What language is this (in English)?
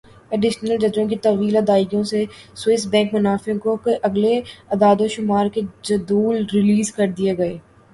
Urdu